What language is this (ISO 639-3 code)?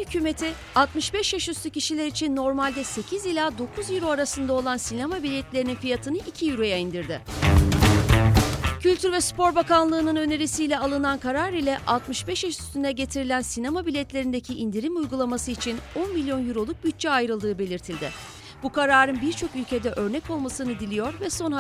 tur